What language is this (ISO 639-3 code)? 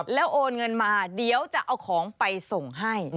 tha